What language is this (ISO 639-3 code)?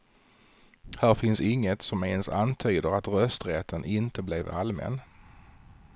swe